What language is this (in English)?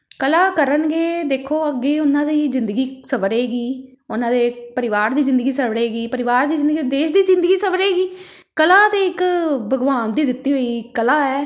Punjabi